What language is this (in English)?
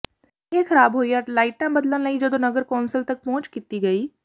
Punjabi